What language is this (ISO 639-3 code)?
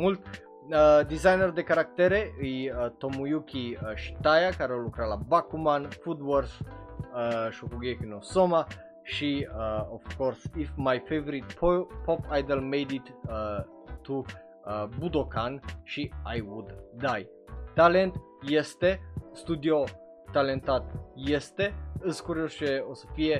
ron